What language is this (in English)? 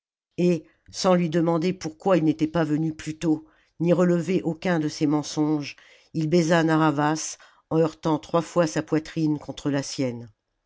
French